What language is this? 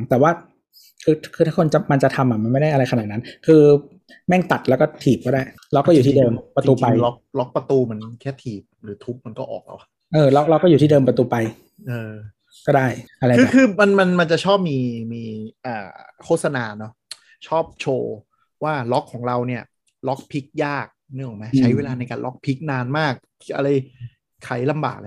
Thai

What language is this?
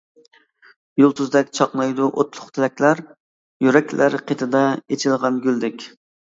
Uyghur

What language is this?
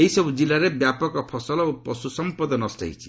Odia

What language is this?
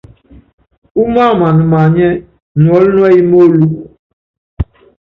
Yangben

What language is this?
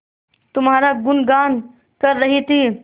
Hindi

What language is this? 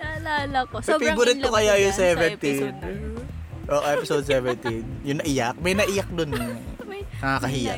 Filipino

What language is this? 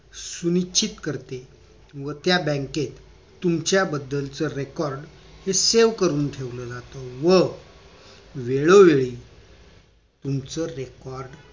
Marathi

